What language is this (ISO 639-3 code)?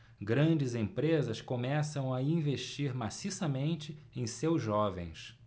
por